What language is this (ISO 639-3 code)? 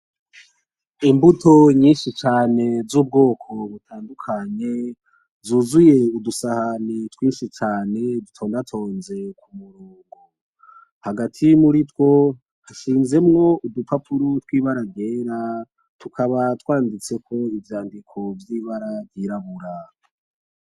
run